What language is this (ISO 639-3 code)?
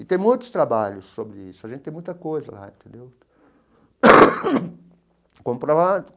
por